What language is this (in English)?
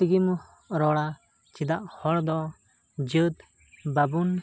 Santali